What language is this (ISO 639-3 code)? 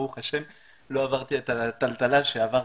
heb